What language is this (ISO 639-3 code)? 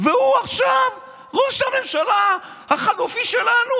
heb